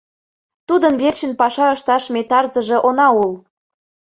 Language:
Mari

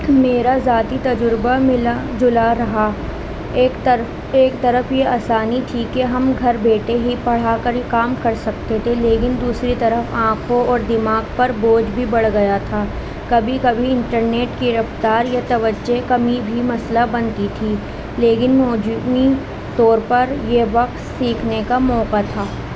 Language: Urdu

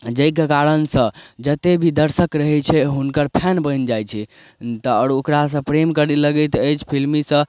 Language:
Maithili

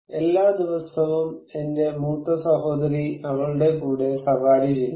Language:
Malayalam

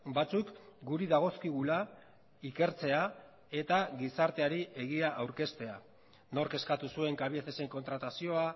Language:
Basque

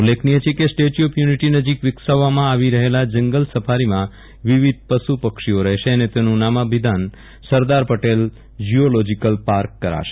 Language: Gujarati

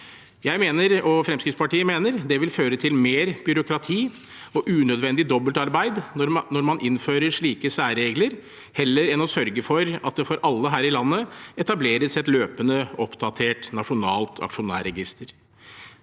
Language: Norwegian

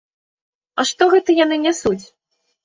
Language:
Belarusian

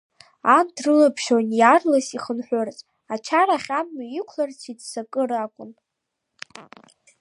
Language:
Abkhazian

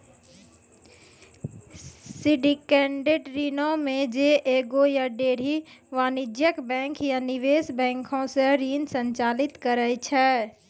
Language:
Maithili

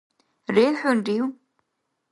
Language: Dargwa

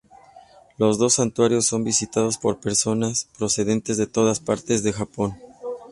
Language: Spanish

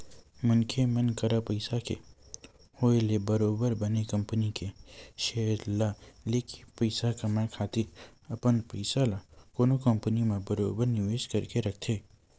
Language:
Chhattisgarhi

